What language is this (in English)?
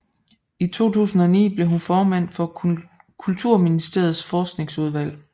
Danish